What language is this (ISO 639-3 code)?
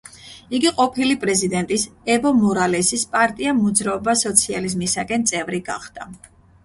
kat